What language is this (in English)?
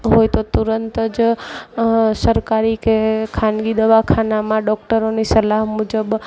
Gujarati